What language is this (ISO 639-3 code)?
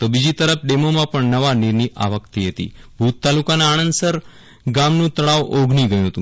guj